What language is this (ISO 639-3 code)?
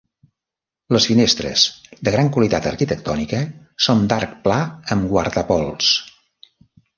cat